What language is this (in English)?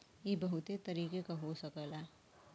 Bhojpuri